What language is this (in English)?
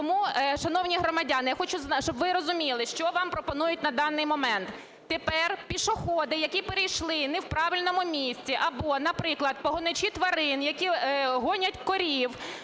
Ukrainian